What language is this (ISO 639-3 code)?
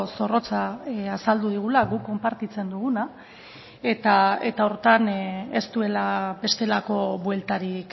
eus